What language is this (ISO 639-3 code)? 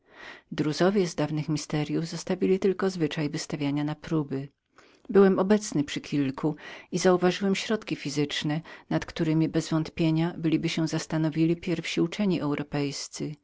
pol